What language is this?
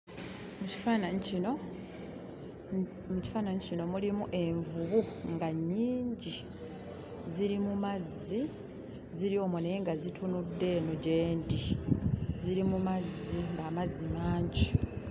Ganda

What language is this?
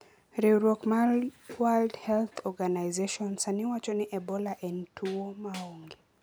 Luo (Kenya and Tanzania)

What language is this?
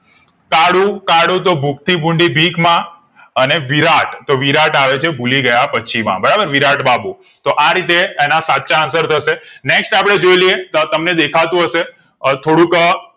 Gujarati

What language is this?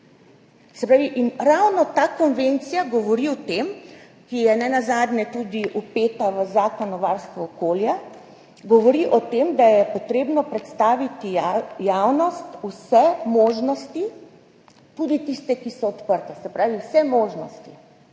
Slovenian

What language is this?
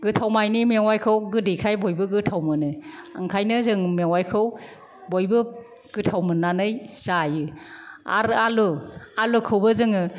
Bodo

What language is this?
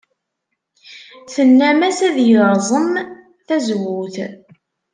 Kabyle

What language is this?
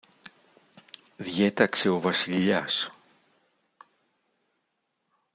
Greek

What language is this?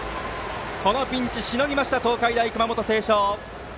Japanese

